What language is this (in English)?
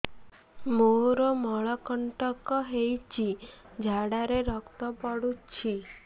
Odia